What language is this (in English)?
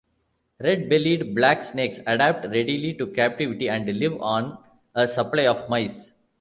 English